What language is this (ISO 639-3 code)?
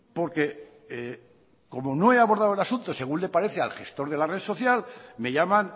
spa